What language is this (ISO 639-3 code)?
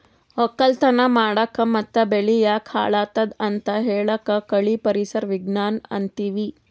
kan